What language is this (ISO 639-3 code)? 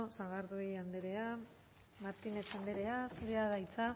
eus